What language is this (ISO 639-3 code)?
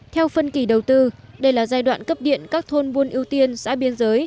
vie